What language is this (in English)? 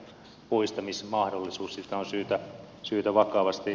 Finnish